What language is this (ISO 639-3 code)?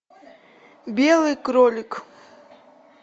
rus